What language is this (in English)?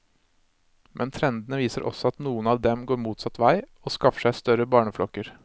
Norwegian